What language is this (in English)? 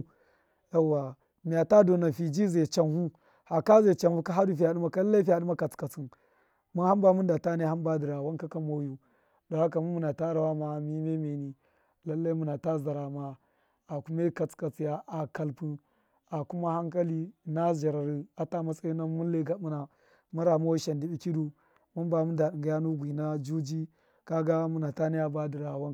Miya